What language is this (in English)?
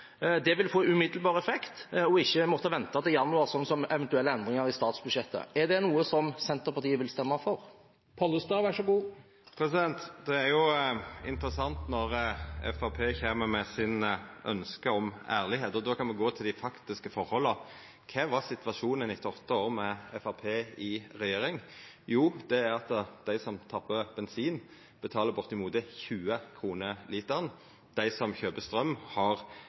Norwegian